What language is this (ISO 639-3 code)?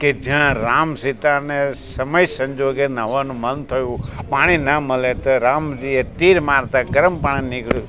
guj